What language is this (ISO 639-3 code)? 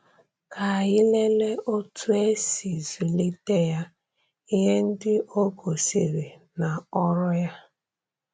ibo